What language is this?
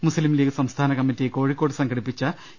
Malayalam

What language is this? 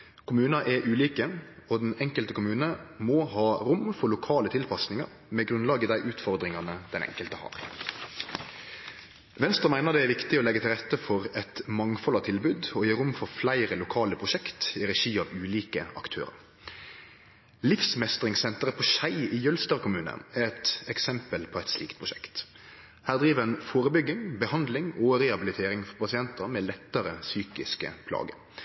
Norwegian Nynorsk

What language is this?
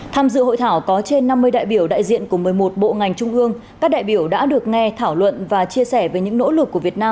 Vietnamese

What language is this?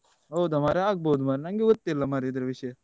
Kannada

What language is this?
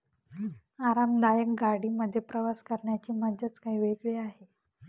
Marathi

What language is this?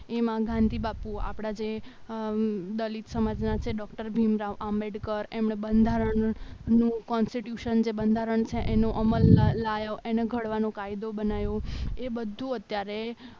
Gujarati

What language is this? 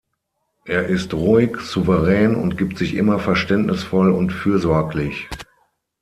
German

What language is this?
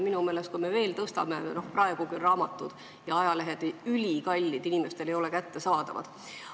Estonian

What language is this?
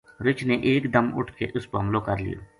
Gujari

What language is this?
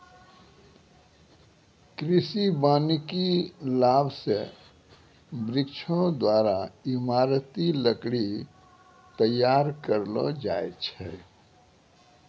Maithili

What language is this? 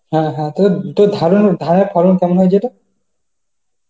Bangla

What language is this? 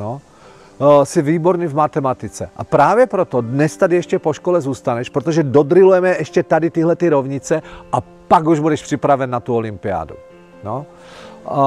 Czech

